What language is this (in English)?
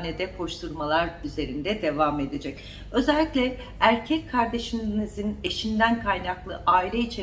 Turkish